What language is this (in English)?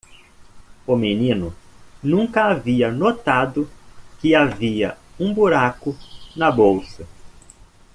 Portuguese